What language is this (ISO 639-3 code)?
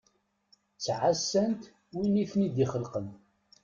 kab